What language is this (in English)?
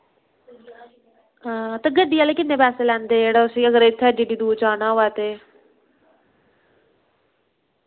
Dogri